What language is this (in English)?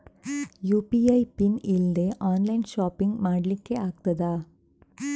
Kannada